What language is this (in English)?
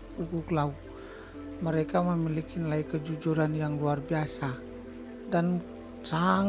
Indonesian